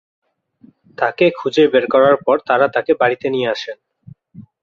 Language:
Bangla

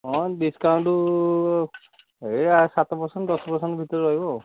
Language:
Odia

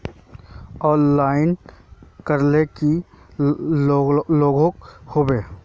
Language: Magahi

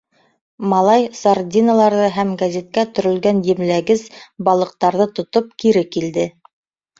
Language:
Bashkir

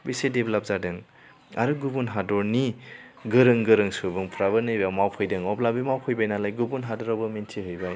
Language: Bodo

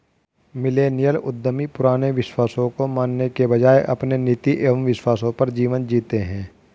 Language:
Hindi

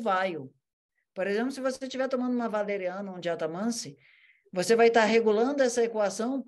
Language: Portuguese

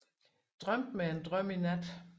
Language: Danish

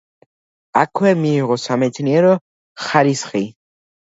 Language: Georgian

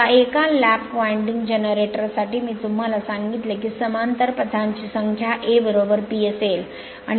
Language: Marathi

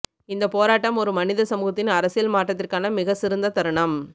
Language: Tamil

